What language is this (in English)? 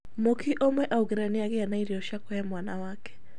Kikuyu